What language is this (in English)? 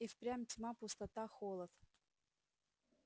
Russian